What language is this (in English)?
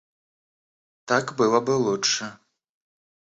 Russian